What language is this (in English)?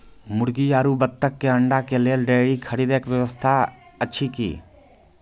Maithili